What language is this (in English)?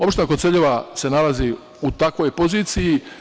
Serbian